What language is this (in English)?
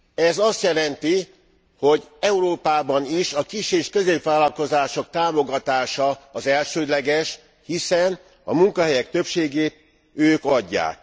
Hungarian